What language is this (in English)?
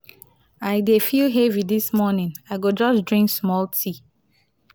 Nigerian Pidgin